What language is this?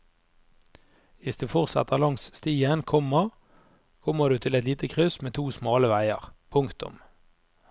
Norwegian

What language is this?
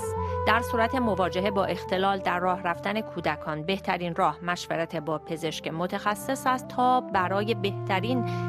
Persian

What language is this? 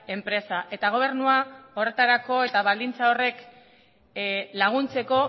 Basque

